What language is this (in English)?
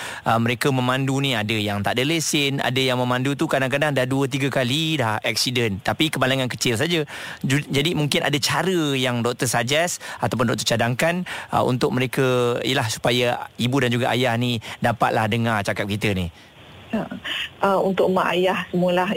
Malay